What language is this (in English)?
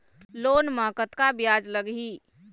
Chhattisgarhi